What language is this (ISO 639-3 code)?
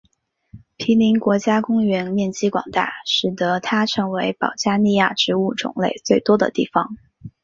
zho